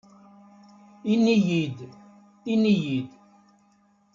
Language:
Kabyle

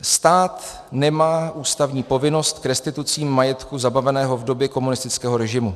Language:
Czech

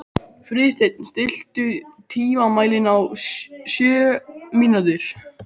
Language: Icelandic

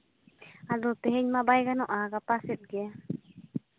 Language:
Santali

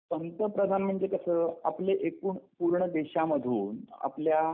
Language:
Marathi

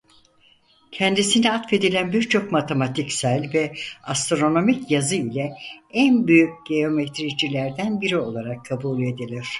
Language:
Turkish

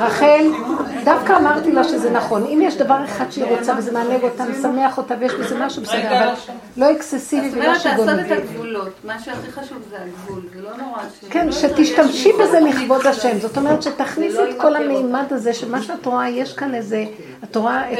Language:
Hebrew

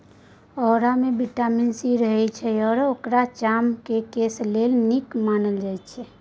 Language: Maithili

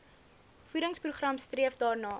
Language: Afrikaans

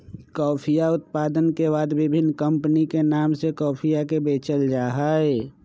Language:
Magahi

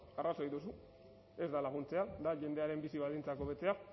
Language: Basque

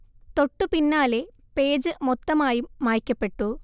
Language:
Malayalam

